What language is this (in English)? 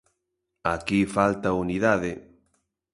Galician